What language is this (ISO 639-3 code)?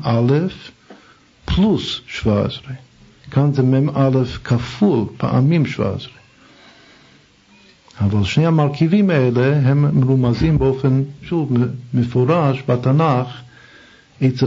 heb